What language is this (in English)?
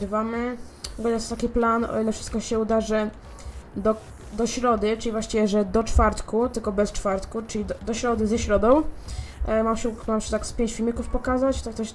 Polish